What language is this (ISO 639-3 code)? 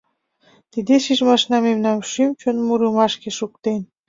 chm